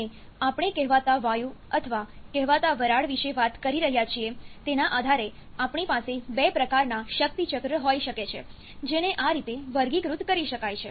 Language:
Gujarati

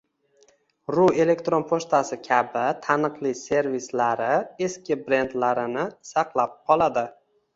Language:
Uzbek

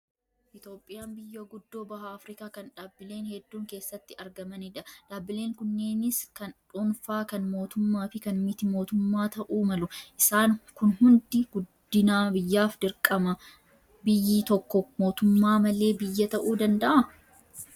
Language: Oromo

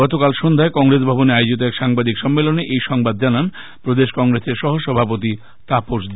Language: Bangla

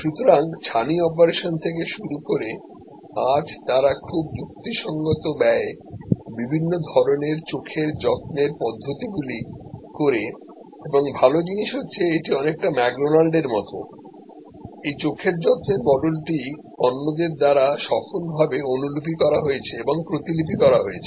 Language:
Bangla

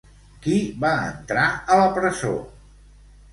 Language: Catalan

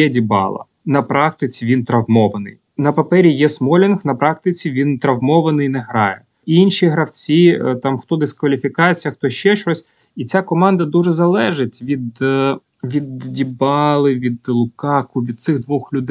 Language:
Ukrainian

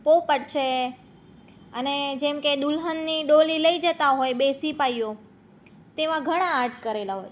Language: Gujarati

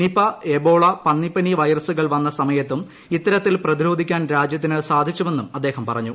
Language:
Malayalam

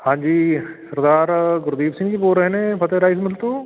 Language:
Punjabi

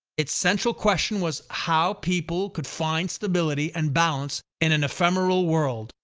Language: English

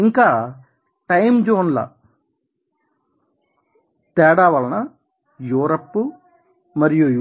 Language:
Telugu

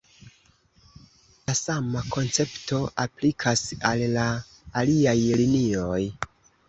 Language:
Esperanto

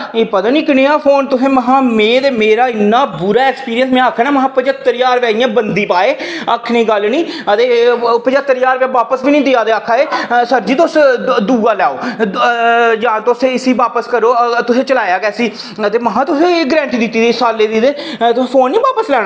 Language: Dogri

